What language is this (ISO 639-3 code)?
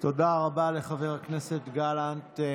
heb